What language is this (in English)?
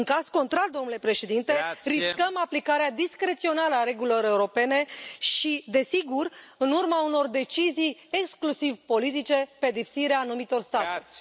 Romanian